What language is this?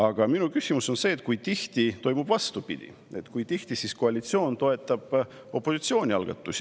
Estonian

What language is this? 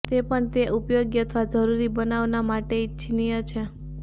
Gujarati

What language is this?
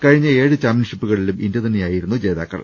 Malayalam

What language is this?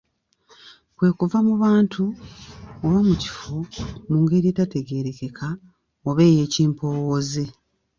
Ganda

